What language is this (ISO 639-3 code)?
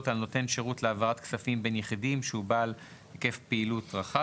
heb